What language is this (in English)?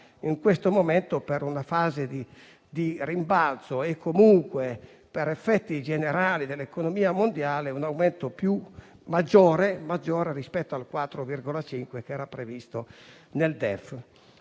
Italian